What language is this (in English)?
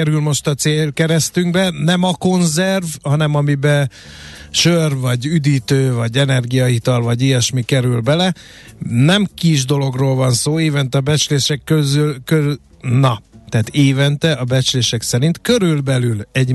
Hungarian